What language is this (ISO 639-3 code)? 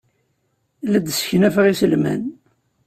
kab